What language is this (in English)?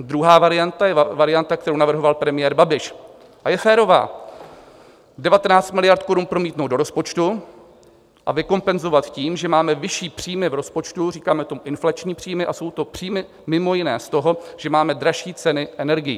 Czech